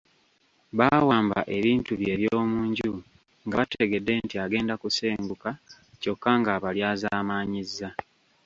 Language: Ganda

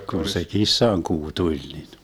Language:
Finnish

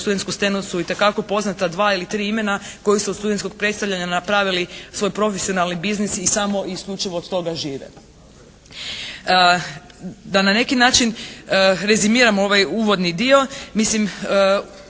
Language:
Croatian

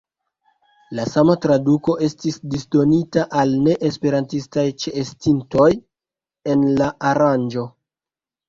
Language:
Esperanto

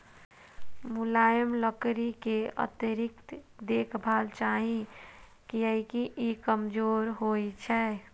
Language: Maithili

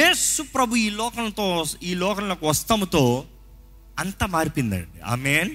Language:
Telugu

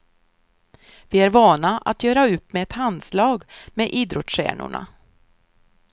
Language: Swedish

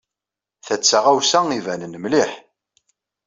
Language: Kabyle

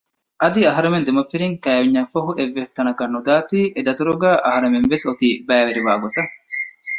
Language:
Divehi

